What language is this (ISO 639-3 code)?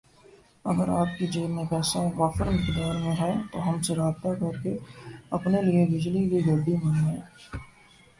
urd